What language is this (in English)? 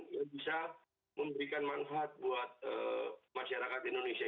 Indonesian